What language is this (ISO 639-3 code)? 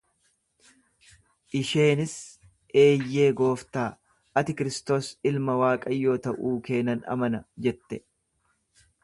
orm